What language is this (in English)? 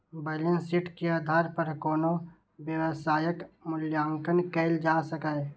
Maithili